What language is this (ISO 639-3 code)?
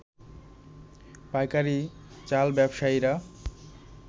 ben